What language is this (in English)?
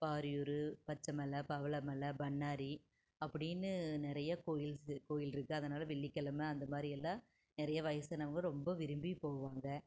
Tamil